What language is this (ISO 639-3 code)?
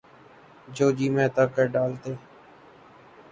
urd